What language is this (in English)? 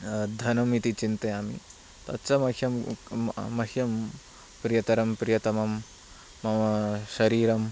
Sanskrit